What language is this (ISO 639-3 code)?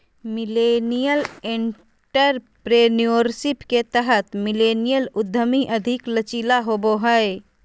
mag